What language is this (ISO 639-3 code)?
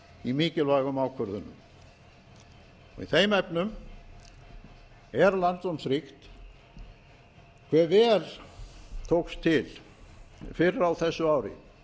isl